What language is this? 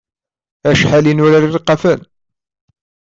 Kabyle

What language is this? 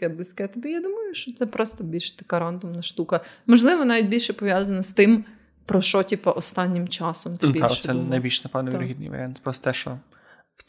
Ukrainian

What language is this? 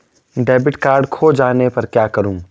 Hindi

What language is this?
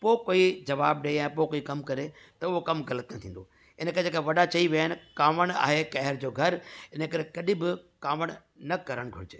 Sindhi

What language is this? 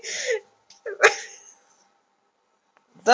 Gujarati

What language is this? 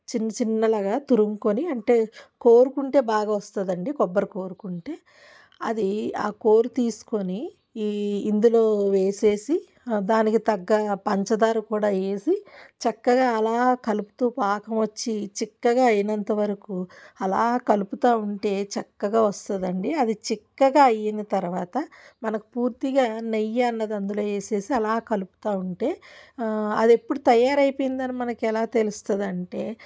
Telugu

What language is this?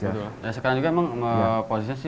Indonesian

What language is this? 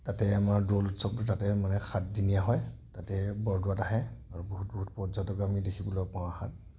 Assamese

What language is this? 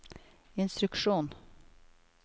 Norwegian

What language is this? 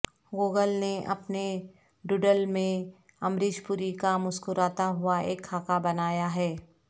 Urdu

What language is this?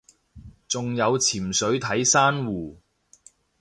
Cantonese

